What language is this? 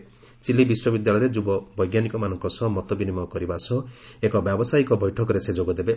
Odia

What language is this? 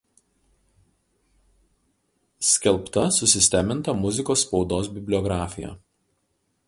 Lithuanian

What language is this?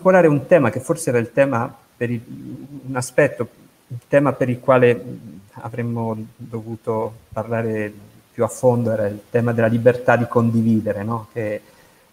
Italian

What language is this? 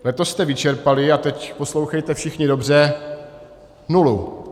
Czech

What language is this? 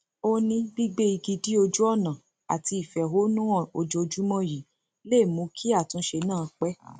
Yoruba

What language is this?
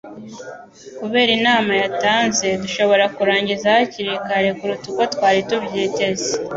Kinyarwanda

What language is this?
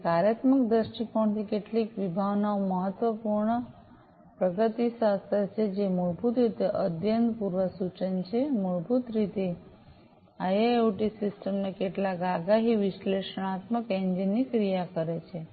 Gujarati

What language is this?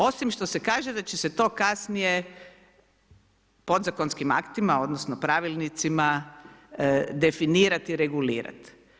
Croatian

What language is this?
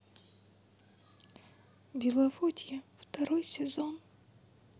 Russian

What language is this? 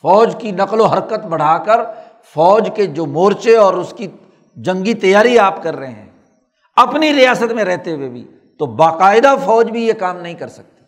Urdu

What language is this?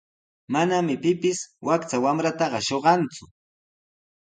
Sihuas Ancash Quechua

